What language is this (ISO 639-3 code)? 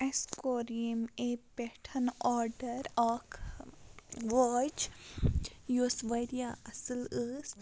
kas